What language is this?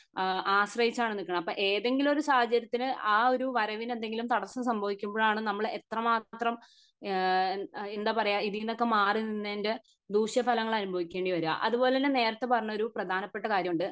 Malayalam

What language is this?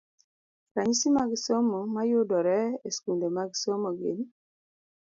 Luo (Kenya and Tanzania)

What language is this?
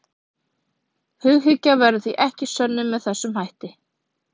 Icelandic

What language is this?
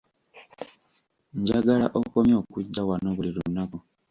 Ganda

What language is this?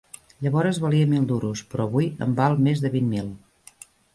Catalan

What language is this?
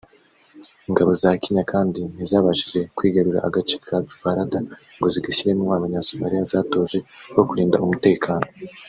Kinyarwanda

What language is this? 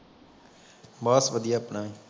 Punjabi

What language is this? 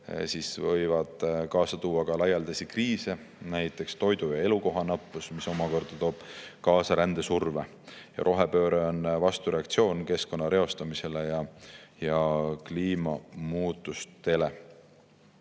Estonian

